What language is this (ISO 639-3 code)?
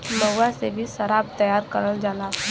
bho